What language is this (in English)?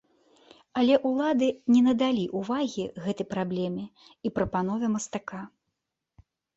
Belarusian